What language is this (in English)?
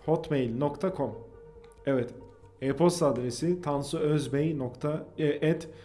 Turkish